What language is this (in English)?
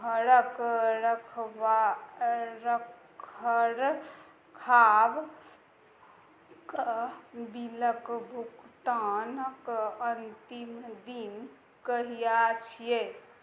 Maithili